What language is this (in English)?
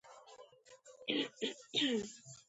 Georgian